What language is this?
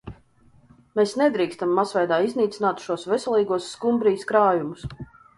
Latvian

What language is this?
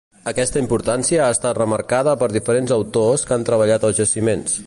Catalan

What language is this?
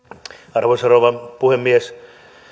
Finnish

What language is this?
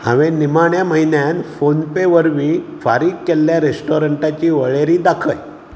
Konkani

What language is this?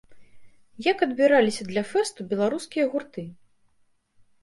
Belarusian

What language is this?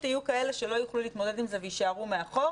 Hebrew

